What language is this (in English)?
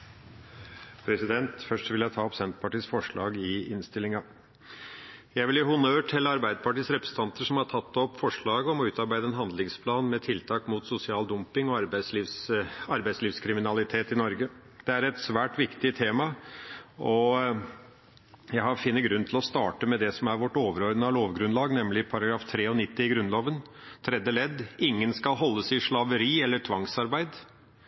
Norwegian Bokmål